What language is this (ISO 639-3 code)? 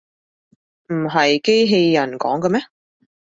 yue